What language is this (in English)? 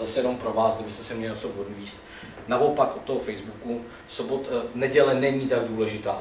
Czech